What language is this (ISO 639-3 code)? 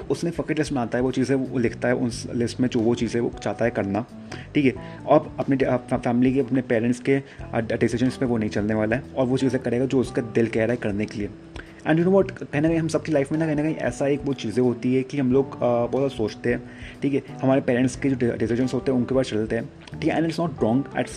hin